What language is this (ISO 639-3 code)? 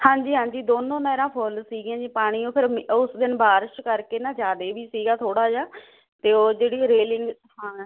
pan